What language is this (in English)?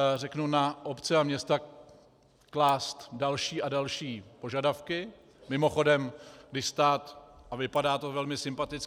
Czech